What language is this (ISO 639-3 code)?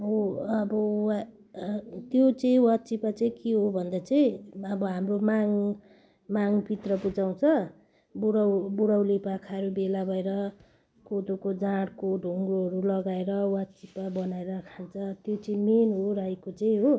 nep